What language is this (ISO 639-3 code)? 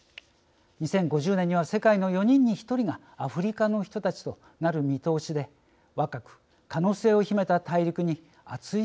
jpn